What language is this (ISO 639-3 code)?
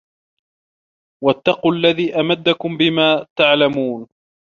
ara